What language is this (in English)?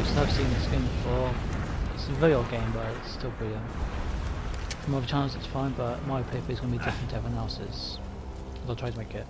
English